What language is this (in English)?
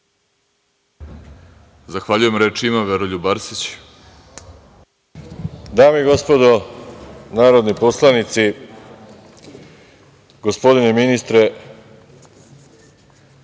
Serbian